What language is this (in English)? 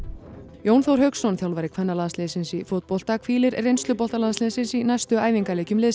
Icelandic